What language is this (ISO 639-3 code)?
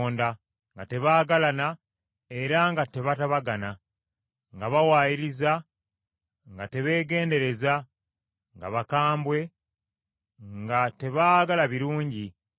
lug